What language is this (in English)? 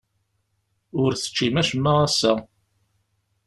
Kabyle